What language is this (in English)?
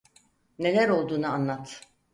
Turkish